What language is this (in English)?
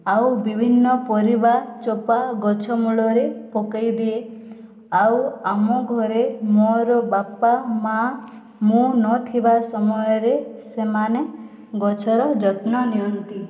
Odia